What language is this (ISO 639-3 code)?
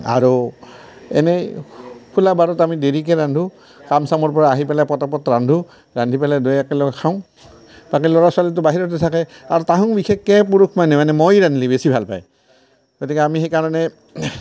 asm